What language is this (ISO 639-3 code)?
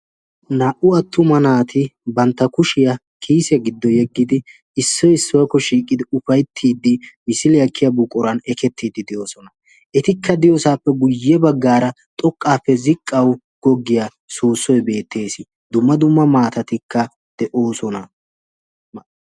wal